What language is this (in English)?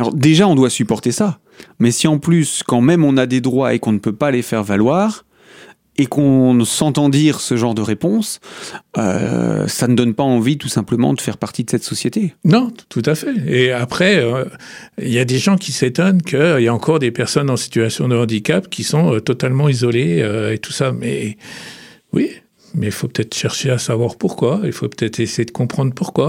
French